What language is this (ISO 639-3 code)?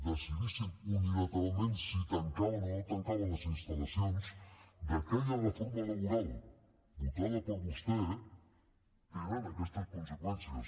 cat